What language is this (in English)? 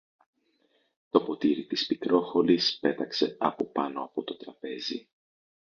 Greek